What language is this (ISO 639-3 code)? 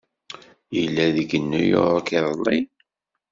kab